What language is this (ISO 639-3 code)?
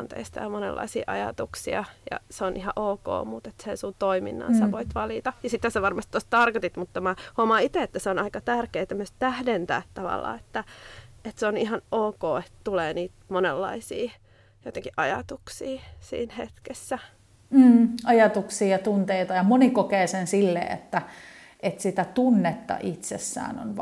fin